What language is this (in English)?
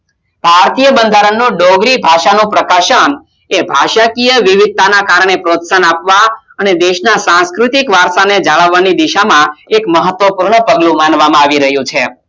Gujarati